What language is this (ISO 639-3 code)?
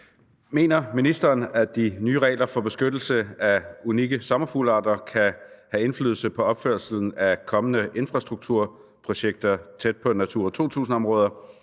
dan